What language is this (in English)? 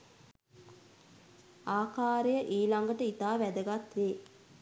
Sinhala